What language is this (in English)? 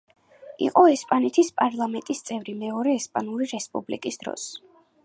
Georgian